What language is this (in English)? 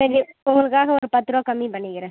Tamil